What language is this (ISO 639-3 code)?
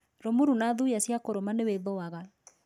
kik